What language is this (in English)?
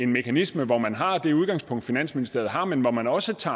Danish